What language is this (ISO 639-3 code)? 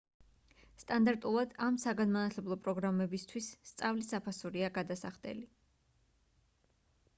kat